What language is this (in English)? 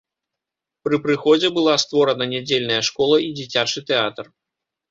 Belarusian